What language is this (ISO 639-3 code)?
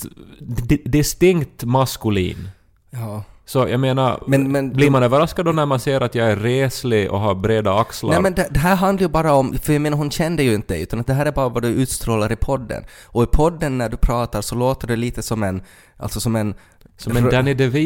swe